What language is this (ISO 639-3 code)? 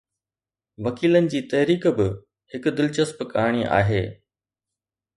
snd